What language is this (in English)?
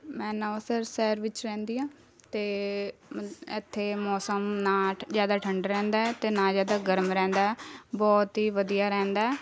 Punjabi